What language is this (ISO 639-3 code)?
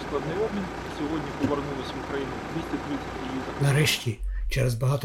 ukr